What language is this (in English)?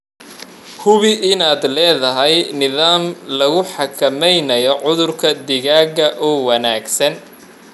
Somali